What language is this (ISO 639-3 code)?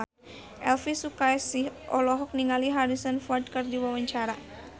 sun